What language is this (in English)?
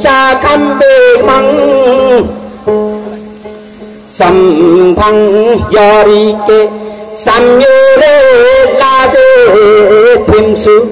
Thai